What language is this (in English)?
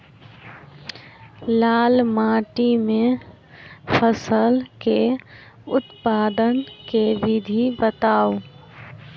Maithili